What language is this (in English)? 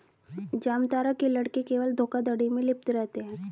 Hindi